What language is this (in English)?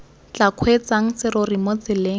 Tswana